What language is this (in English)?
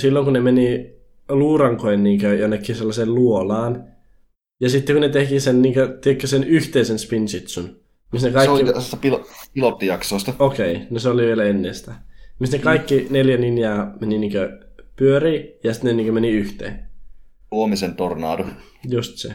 Finnish